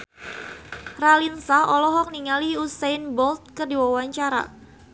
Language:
Sundanese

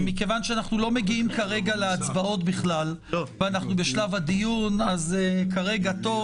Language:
Hebrew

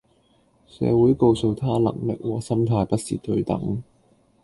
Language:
Cantonese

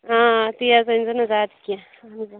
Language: Kashmiri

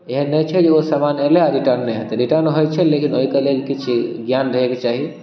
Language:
Maithili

